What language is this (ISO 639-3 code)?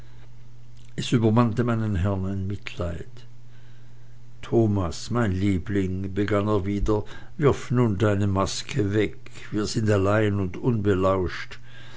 deu